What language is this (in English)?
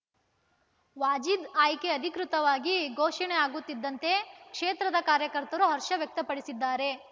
Kannada